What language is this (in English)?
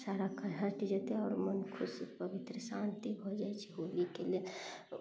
Maithili